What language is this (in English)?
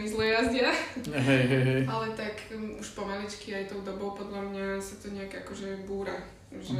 Slovak